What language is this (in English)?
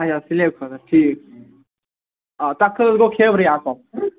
Kashmiri